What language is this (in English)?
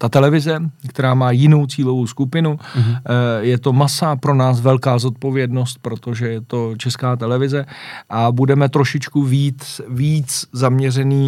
Czech